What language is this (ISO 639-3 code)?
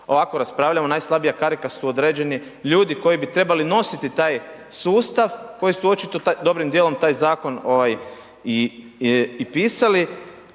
hrv